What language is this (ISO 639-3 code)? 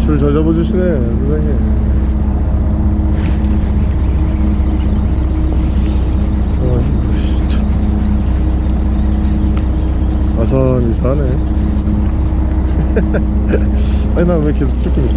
kor